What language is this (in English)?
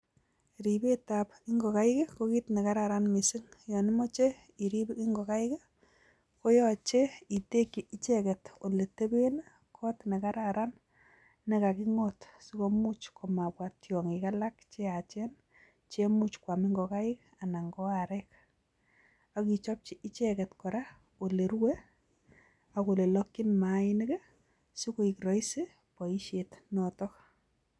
Kalenjin